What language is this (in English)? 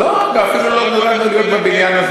Hebrew